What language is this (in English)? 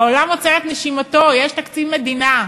Hebrew